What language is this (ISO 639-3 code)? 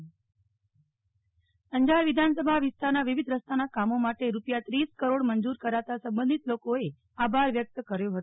guj